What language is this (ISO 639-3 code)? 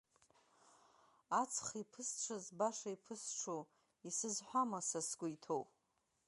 abk